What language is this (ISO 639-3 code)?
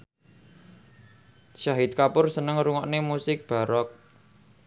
jav